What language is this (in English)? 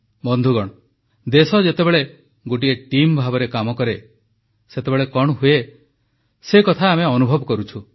Odia